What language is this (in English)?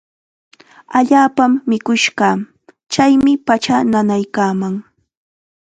Chiquián Ancash Quechua